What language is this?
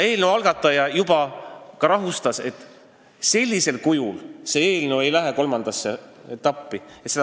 Estonian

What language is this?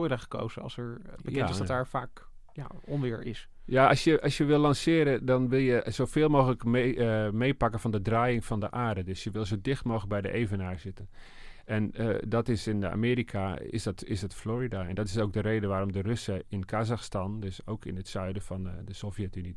Dutch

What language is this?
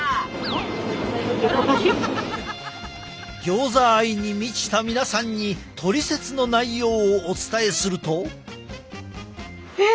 Japanese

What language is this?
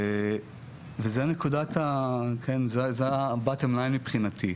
Hebrew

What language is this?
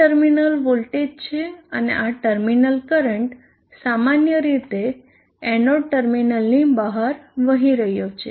Gujarati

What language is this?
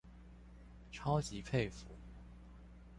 Chinese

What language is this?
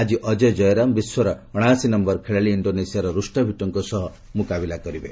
Odia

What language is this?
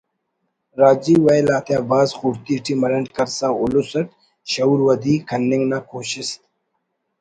Brahui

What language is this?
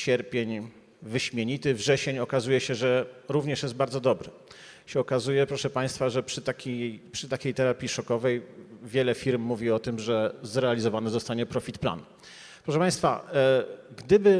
Polish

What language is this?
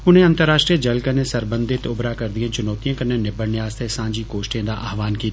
Dogri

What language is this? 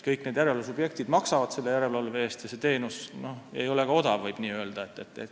Estonian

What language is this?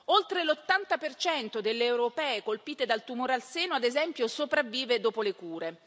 Italian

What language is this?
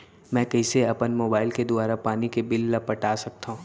Chhattisgarhi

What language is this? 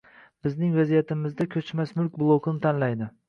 Uzbek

